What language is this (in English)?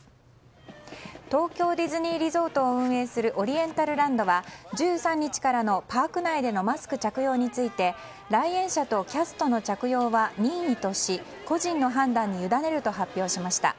Japanese